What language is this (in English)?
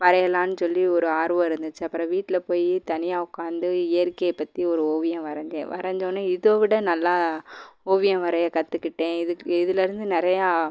Tamil